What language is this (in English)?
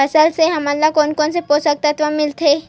Chhattisgarhi